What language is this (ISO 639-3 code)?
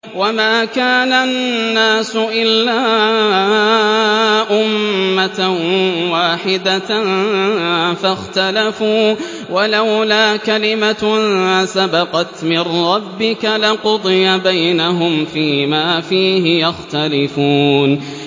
ara